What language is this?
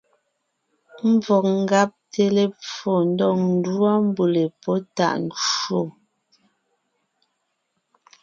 Ngiemboon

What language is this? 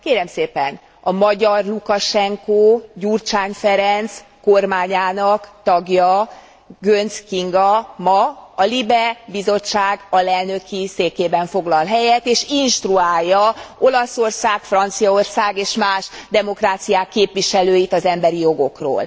Hungarian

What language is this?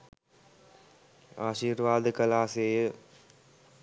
Sinhala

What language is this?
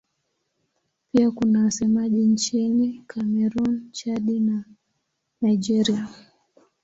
Swahili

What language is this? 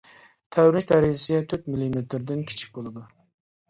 Uyghur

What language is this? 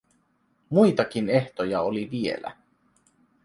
Finnish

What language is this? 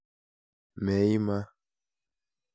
Kalenjin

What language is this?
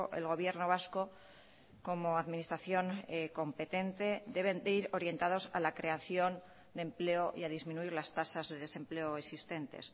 Spanish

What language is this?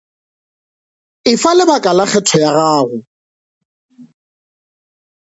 Northern Sotho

